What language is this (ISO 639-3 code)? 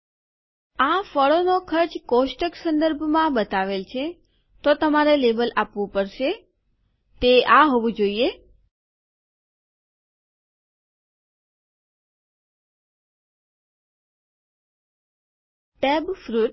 guj